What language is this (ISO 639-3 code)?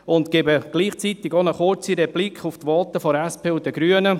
gsw